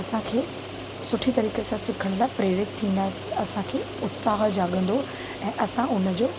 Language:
Sindhi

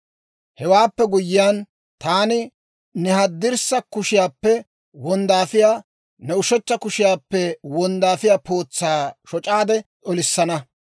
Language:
Dawro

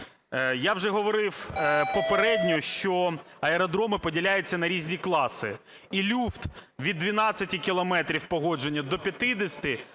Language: Ukrainian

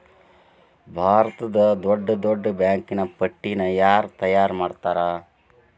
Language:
Kannada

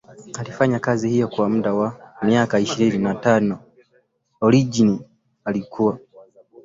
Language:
Swahili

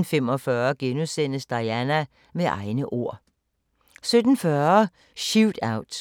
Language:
Danish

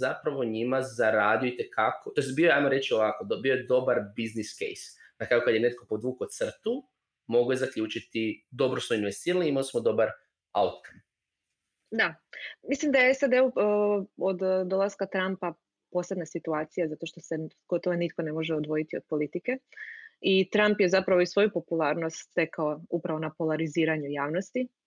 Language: Croatian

